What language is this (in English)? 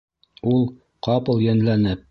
Bashkir